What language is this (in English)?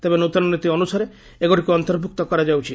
Odia